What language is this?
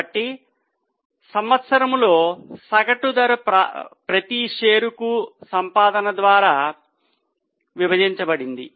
Telugu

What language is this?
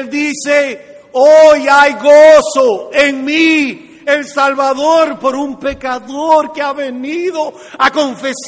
Spanish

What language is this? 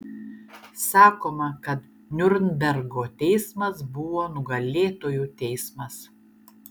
Lithuanian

